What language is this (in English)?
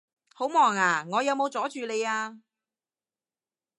Cantonese